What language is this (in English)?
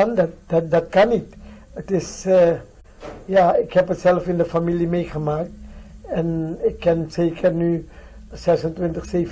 Dutch